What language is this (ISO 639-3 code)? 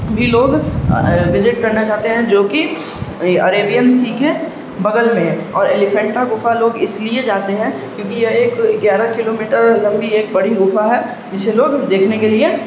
urd